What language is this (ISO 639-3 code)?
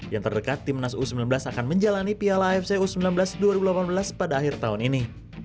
ind